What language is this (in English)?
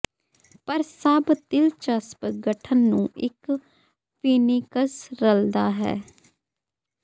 Punjabi